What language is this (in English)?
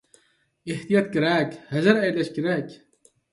Uyghur